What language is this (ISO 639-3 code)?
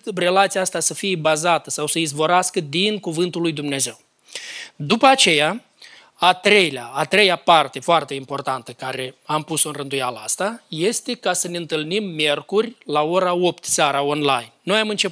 ron